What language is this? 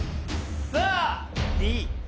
Japanese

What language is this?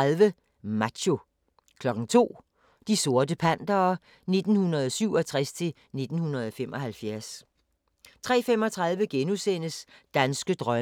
Danish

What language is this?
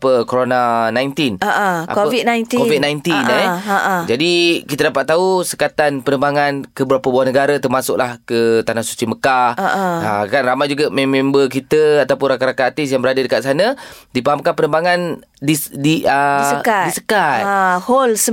Malay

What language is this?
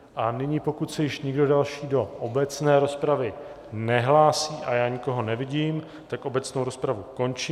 Czech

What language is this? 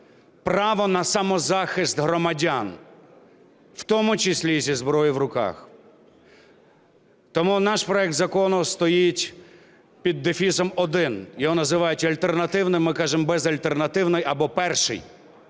Ukrainian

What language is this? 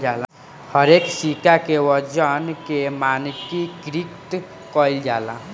Bhojpuri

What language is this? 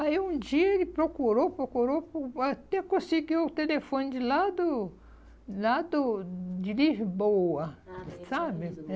Portuguese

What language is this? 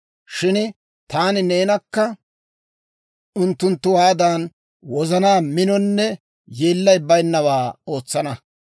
Dawro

